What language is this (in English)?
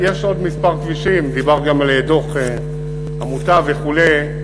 Hebrew